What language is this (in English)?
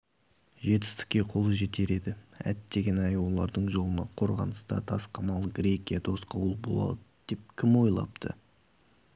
Kazakh